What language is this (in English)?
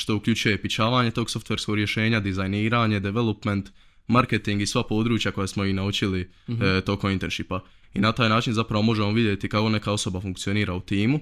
Croatian